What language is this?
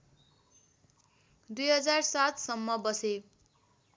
Nepali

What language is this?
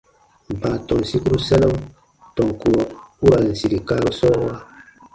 Baatonum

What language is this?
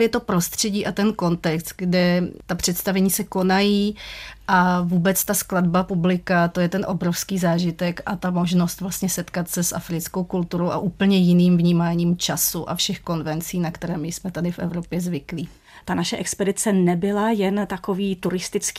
Czech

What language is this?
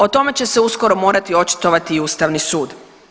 Croatian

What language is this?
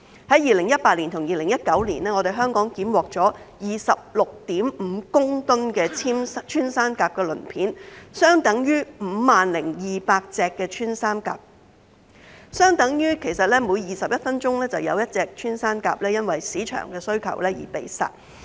Cantonese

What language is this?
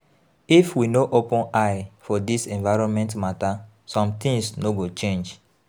Nigerian Pidgin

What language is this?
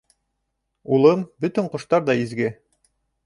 Bashkir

